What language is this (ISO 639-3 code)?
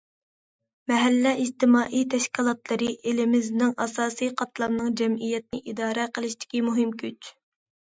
uig